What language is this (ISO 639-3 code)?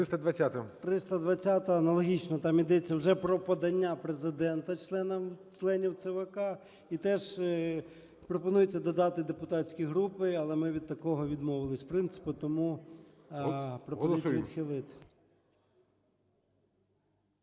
ukr